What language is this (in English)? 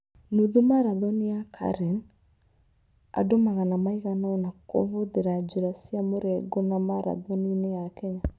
Kikuyu